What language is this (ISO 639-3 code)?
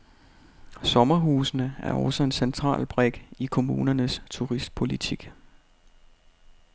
dan